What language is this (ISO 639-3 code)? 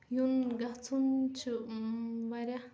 kas